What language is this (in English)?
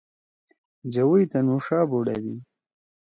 Torwali